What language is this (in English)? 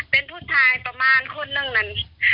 Thai